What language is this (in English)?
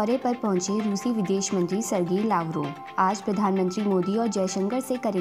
Hindi